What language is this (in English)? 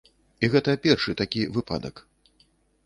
Belarusian